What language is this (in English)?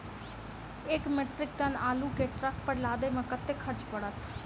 Maithili